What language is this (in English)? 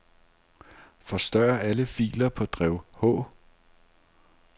Danish